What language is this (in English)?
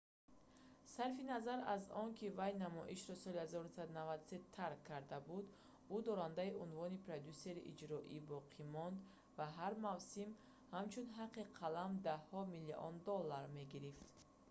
Tajik